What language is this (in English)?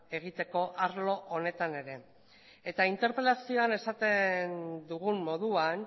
Basque